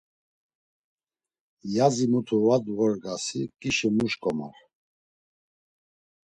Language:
Laz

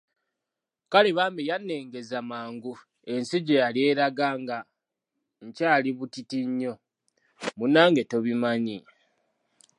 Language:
Ganda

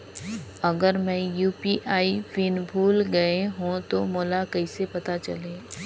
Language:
Chhattisgarhi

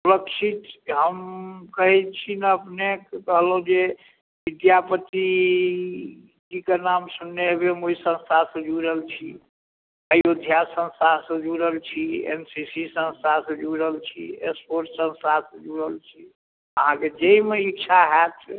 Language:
Maithili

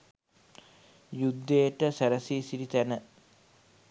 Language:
Sinhala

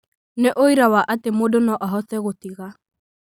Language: Kikuyu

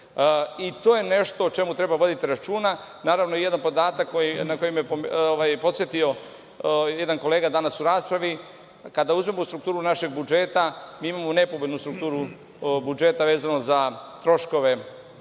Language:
Serbian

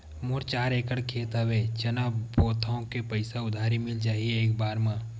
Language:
Chhattisgarhi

